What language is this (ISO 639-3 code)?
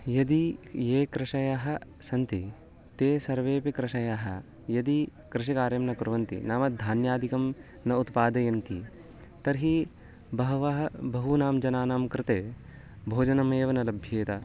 san